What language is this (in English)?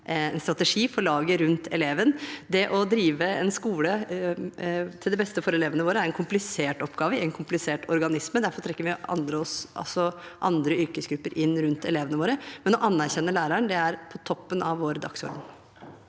Norwegian